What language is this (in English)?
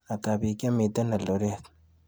Kalenjin